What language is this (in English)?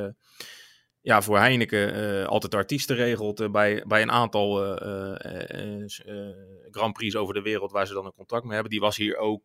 Dutch